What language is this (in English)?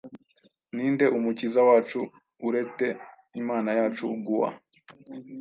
Kinyarwanda